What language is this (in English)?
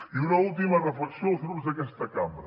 Catalan